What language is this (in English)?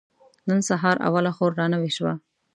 Pashto